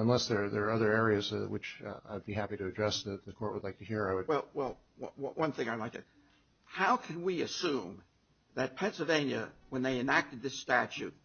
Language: English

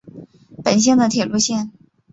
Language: Chinese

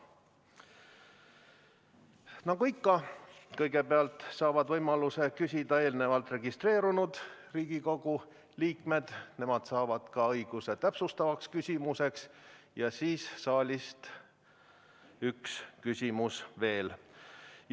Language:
Estonian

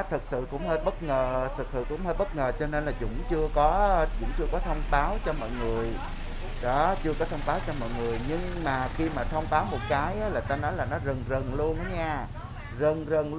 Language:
Vietnamese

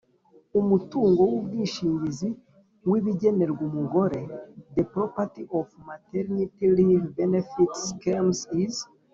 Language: Kinyarwanda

